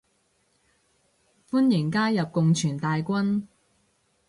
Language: Cantonese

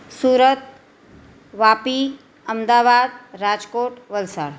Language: Gujarati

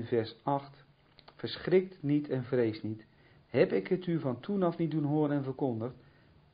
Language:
Dutch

